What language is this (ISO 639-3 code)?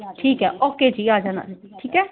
pan